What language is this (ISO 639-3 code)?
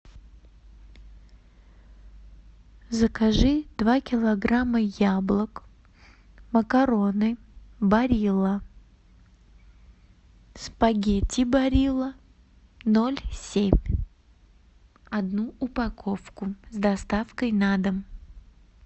rus